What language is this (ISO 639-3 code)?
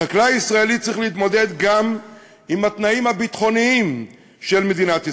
heb